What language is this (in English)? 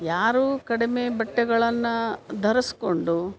Kannada